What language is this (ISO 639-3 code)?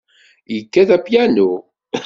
kab